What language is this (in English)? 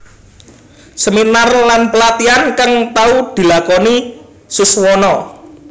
Javanese